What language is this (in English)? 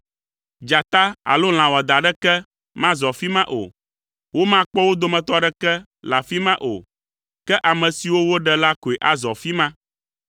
Ewe